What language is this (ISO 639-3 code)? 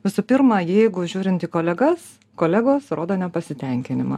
lit